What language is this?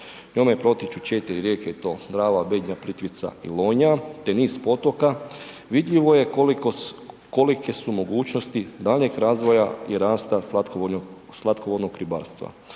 Croatian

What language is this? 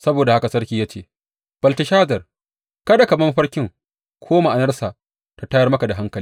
Hausa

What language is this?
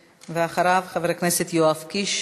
Hebrew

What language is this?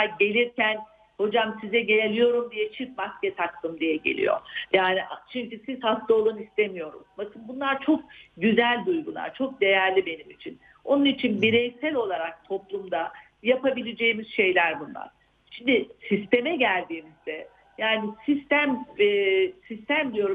Turkish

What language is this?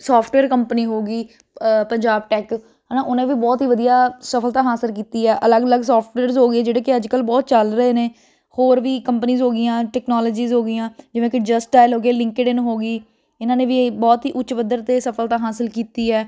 Punjabi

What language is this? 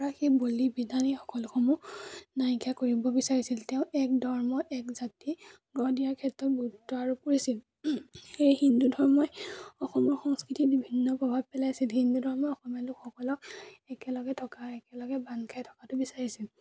Assamese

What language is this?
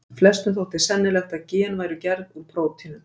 Icelandic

